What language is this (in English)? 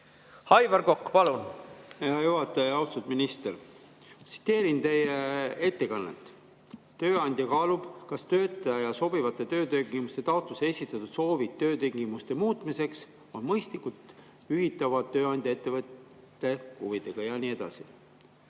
Estonian